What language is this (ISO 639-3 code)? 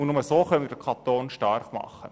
gsw